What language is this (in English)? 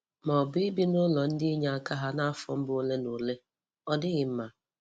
Igbo